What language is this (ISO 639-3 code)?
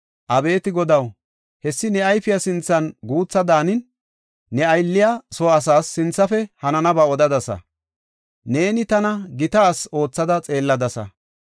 gof